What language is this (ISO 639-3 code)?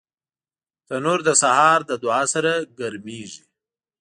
pus